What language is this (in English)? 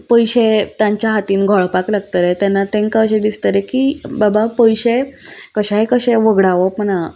Konkani